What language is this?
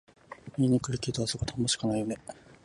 Japanese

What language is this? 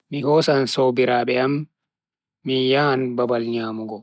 Bagirmi Fulfulde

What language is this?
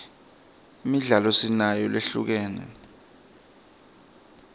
Swati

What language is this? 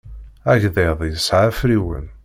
Kabyle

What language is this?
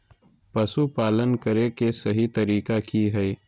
Magahi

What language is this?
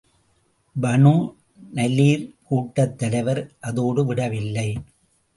Tamil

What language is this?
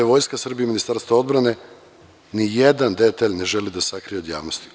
Serbian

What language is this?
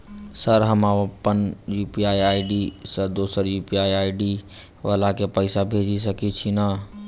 Maithili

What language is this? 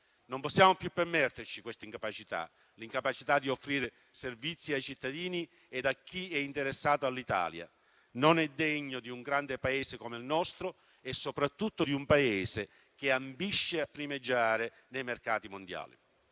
Italian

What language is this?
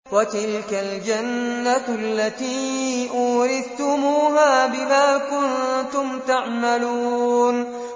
Arabic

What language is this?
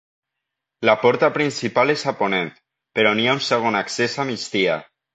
Catalan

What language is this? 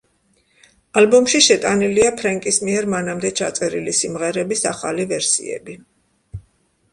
Georgian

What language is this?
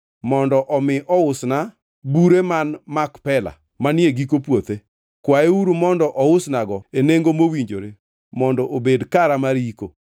Luo (Kenya and Tanzania)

